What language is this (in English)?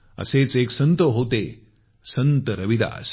Marathi